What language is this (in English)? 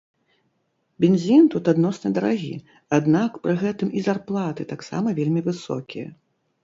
Belarusian